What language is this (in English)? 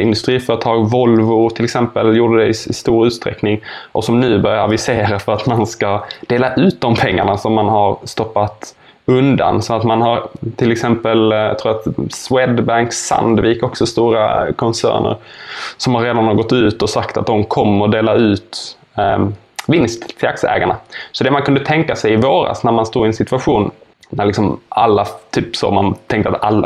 Swedish